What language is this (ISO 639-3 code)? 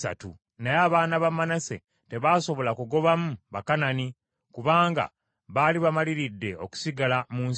lug